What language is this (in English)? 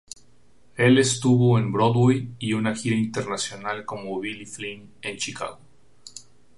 Spanish